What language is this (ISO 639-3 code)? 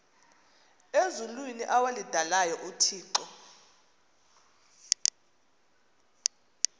xho